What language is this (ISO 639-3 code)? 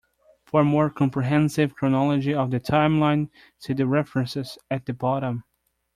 eng